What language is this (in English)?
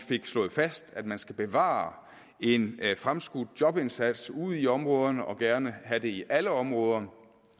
Danish